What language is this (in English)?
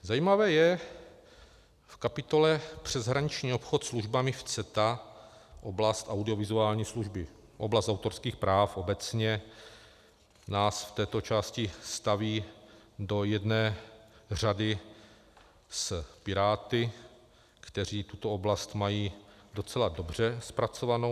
Czech